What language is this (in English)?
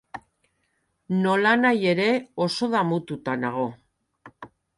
Basque